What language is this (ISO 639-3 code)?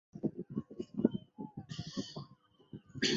zho